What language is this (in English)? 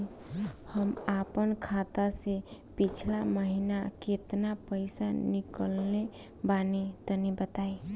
Bhojpuri